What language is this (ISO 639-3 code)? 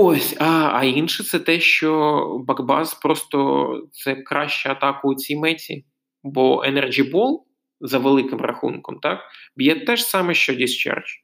ukr